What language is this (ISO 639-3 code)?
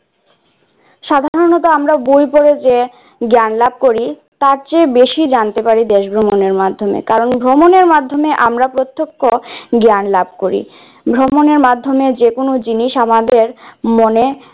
ben